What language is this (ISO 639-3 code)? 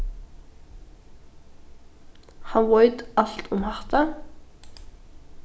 fao